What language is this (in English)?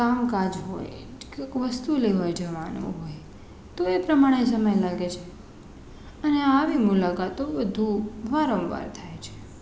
Gujarati